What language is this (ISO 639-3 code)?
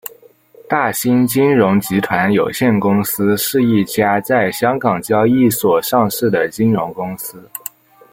zho